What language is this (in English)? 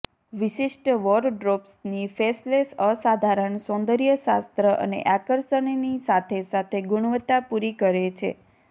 Gujarati